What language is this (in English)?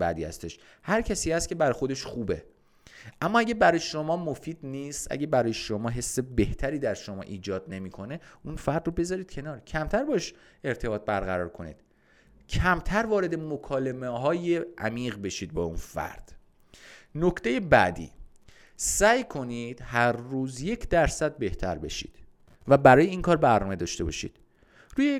Persian